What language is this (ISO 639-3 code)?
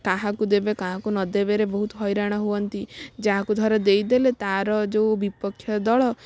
ori